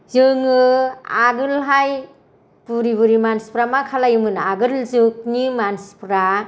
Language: Bodo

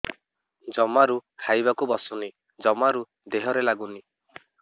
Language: Odia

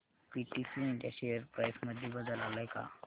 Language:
Marathi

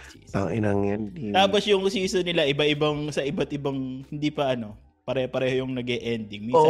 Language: Filipino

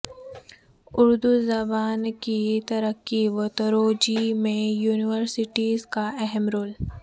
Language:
Urdu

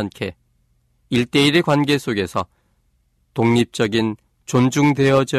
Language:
Korean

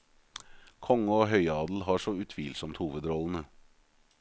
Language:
Norwegian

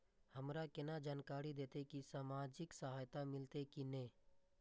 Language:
Maithili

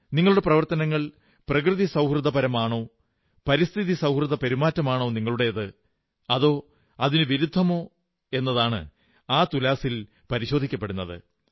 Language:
Malayalam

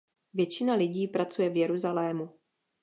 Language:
Czech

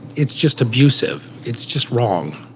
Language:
English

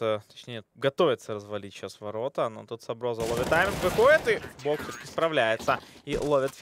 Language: Russian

